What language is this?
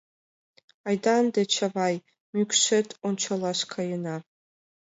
Mari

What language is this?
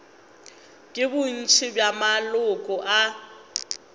Northern Sotho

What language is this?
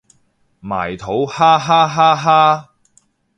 Cantonese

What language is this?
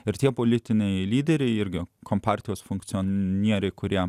Lithuanian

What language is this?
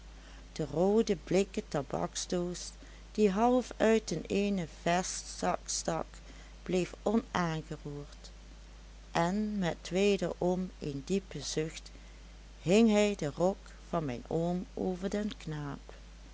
Dutch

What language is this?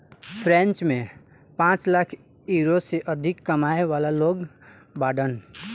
Bhojpuri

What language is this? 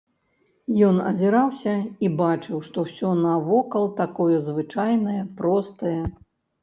Belarusian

